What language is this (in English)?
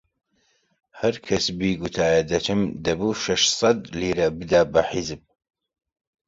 Central Kurdish